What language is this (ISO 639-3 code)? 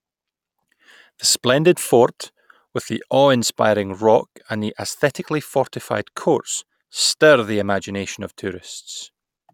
eng